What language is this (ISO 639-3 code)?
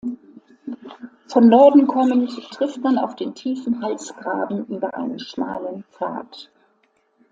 deu